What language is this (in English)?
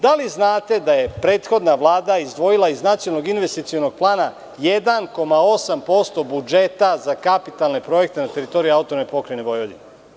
Serbian